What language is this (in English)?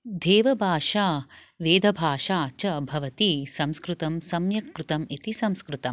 Sanskrit